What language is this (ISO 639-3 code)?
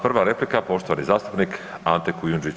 hrv